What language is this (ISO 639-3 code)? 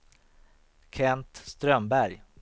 swe